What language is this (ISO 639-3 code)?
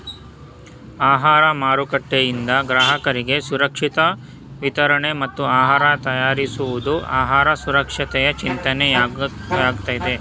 kan